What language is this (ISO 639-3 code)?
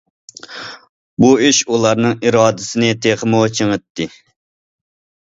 uig